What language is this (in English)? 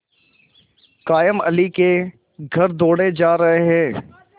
Hindi